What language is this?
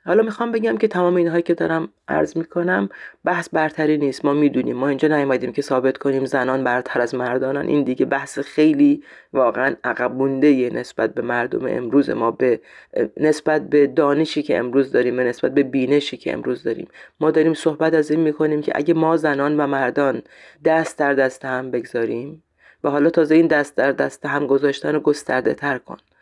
Persian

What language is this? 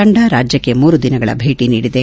Kannada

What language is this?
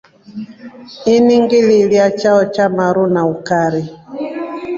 Rombo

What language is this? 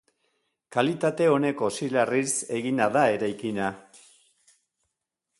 Basque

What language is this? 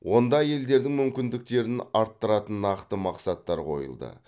Kazakh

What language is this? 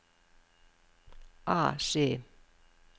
Norwegian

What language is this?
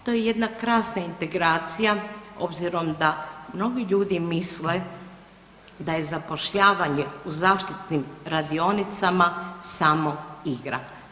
Croatian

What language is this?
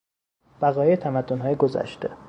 Persian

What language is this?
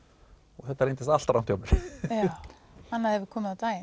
Icelandic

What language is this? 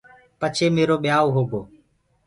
Gurgula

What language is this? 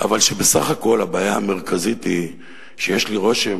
Hebrew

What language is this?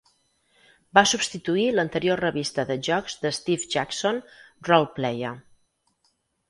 Catalan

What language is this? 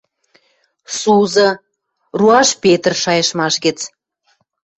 Western Mari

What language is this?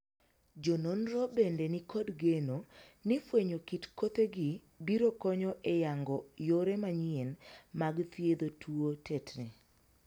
Luo (Kenya and Tanzania)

